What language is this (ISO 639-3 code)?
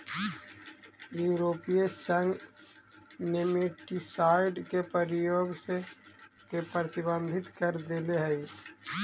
mag